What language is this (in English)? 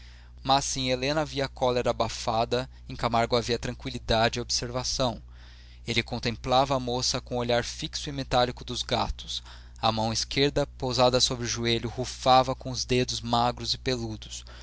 Portuguese